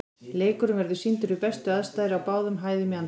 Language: Icelandic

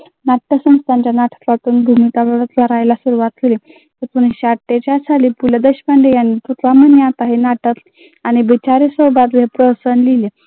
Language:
Marathi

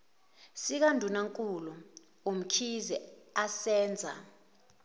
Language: Zulu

